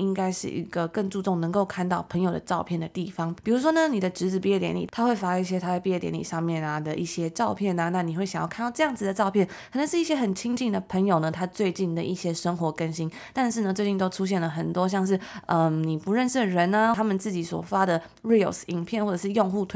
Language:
Chinese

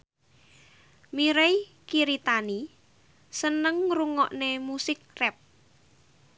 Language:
Javanese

